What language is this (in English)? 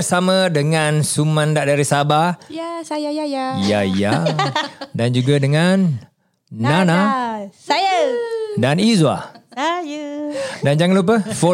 Malay